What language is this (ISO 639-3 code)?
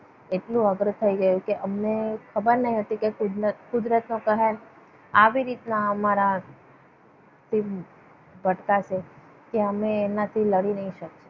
guj